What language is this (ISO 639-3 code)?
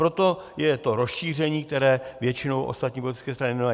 ces